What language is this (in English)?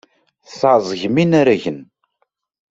Kabyle